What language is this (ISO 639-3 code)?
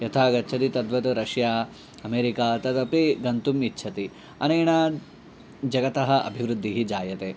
san